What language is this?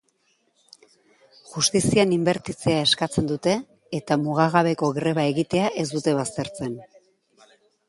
Basque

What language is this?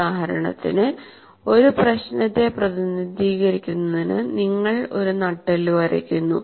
Malayalam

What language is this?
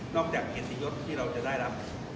Thai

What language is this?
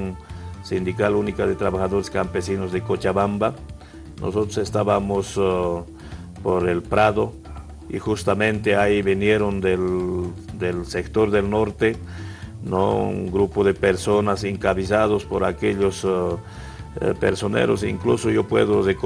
Spanish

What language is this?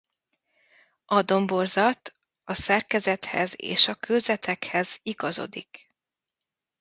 Hungarian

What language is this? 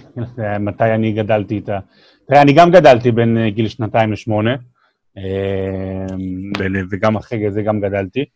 Hebrew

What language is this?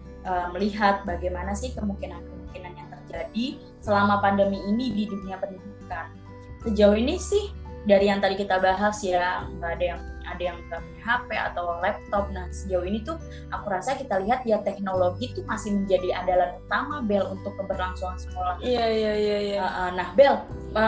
Indonesian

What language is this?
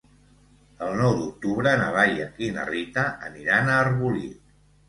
Catalan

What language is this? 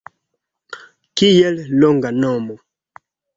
Esperanto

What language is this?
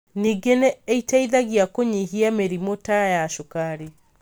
Kikuyu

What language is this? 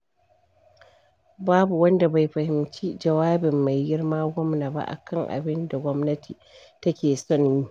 Hausa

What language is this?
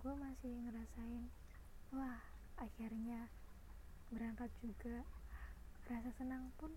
Indonesian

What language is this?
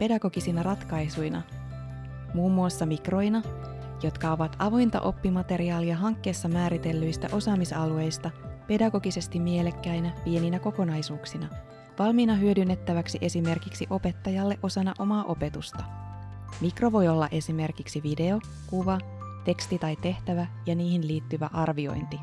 Finnish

